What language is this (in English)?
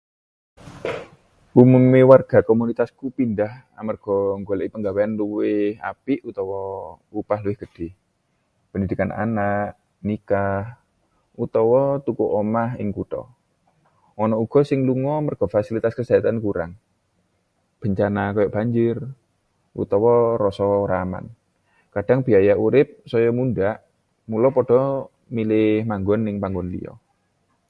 Javanese